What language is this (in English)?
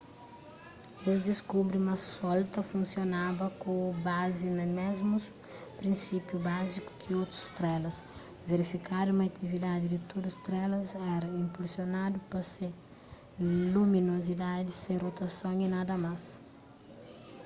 Kabuverdianu